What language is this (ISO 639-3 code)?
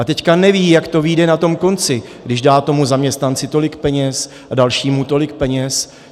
ces